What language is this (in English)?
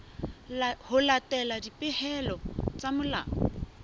Southern Sotho